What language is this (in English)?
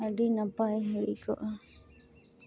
Santali